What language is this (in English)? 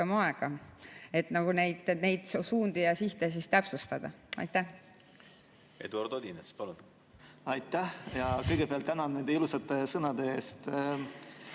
Estonian